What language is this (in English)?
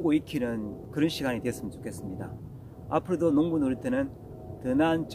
Korean